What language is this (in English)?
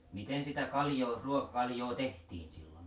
Finnish